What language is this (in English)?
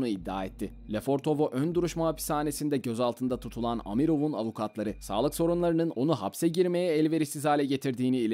Turkish